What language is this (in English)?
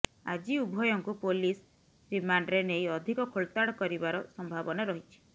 Odia